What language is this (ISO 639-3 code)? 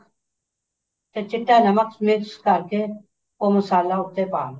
pan